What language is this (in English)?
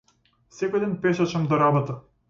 Macedonian